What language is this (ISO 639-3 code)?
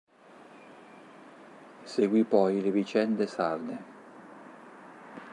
ita